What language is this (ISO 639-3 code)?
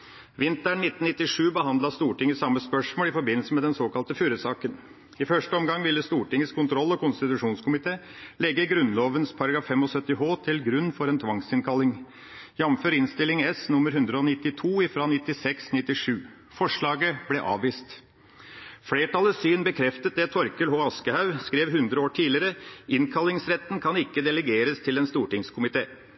nob